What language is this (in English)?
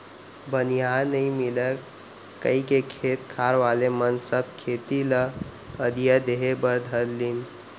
Chhattisgarhi